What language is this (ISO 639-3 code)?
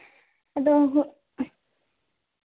sat